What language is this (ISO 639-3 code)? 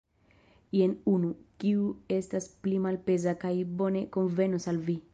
epo